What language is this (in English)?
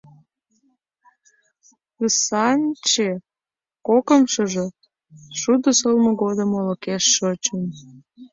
Mari